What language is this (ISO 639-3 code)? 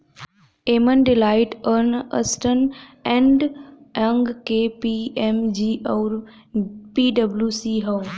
bho